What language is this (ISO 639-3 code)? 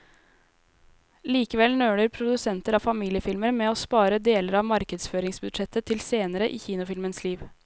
nor